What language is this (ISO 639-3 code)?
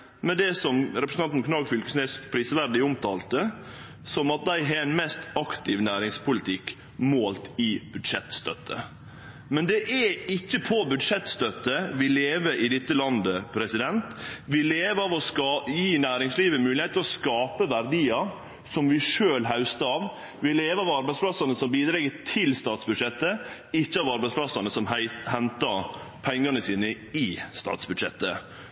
nno